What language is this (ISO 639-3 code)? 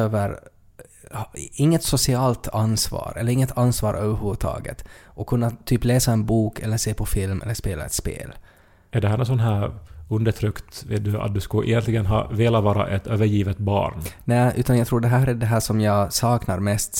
swe